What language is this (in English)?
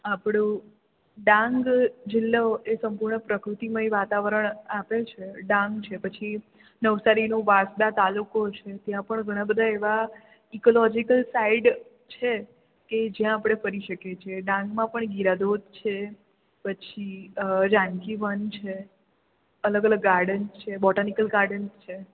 Gujarati